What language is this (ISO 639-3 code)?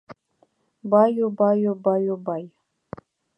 chm